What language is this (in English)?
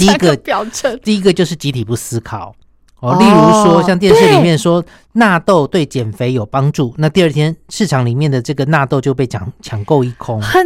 Chinese